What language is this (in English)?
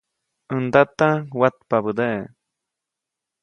Copainalá Zoque